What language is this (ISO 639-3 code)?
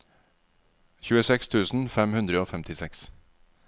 nor